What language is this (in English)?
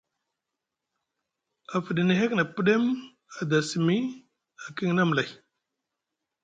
Musgu